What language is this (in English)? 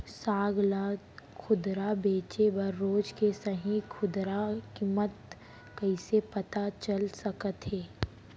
Chhattisgarhi